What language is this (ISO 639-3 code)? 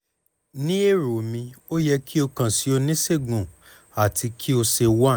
yor